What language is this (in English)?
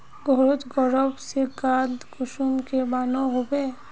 Magahi